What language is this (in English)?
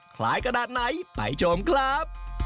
Thai